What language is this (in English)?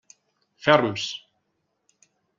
Catalan